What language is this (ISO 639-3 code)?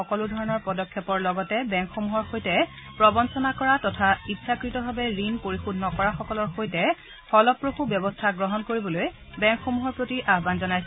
asm